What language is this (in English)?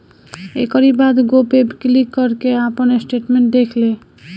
Bhojpuri